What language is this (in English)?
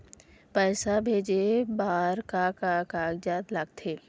Chhattisgarhi